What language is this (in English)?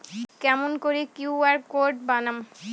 Bangla